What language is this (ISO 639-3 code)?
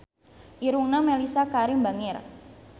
sun